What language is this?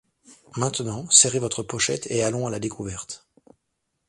French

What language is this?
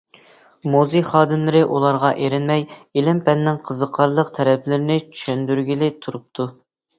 Uyghur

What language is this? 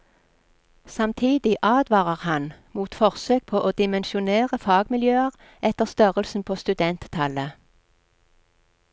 Norwegian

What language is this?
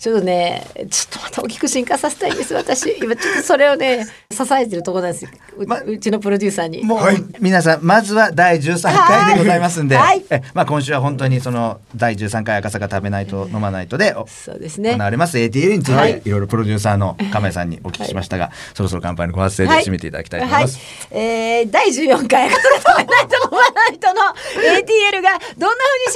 Japanese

